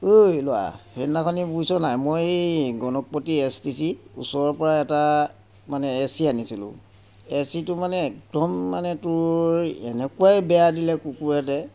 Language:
Assamese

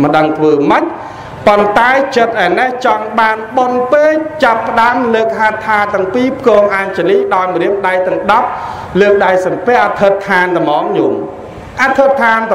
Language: Vietnamese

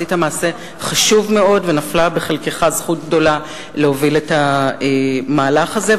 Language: Hebrew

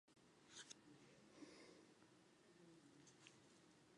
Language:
Chinese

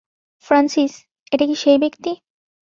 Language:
Bangla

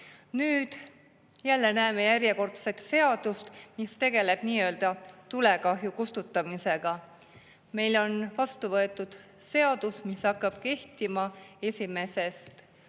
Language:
Estonian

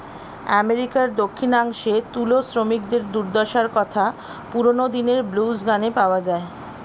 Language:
Bangla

